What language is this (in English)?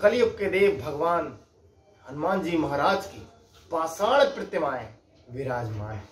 Hindi